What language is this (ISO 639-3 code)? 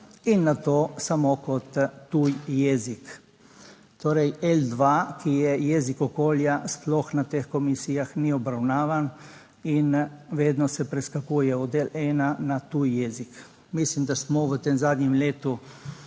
slv